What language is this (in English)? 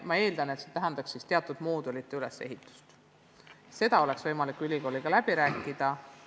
Estonian